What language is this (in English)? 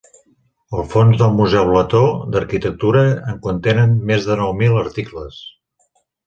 Catalan